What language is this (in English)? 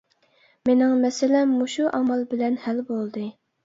Uyghur